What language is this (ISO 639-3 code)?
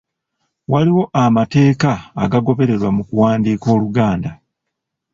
lug